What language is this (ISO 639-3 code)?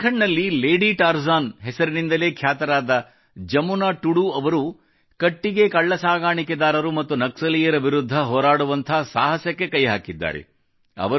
kan